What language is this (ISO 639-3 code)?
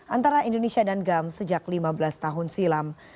ind